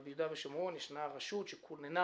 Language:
Hebrew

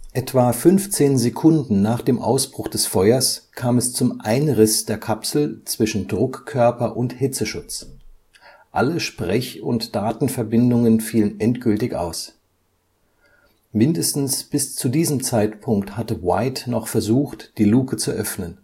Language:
German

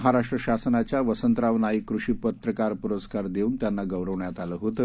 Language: Marathi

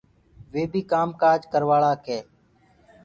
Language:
Gurgula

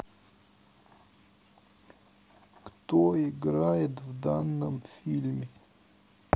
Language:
Russian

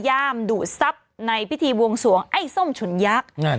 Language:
Thai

